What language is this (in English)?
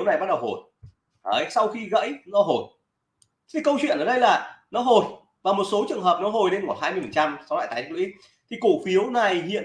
Vietnamese